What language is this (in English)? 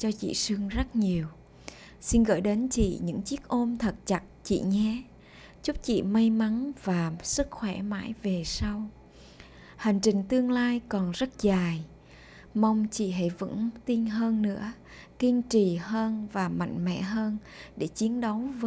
Vietnamese